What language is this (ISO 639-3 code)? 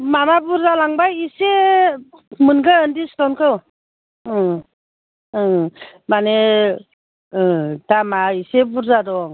brx